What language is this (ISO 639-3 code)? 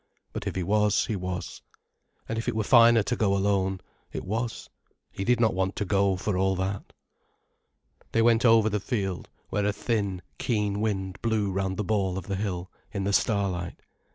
eng